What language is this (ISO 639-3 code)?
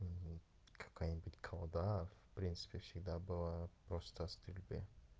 rus